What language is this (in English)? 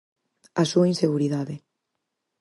Galician